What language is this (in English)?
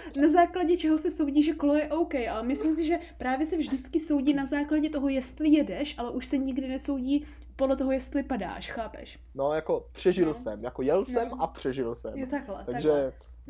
Czech